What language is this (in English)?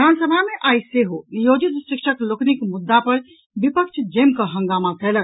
Maithili